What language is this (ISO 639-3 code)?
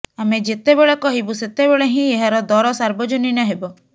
ori